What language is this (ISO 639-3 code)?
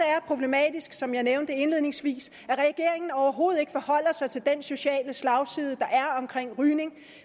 dan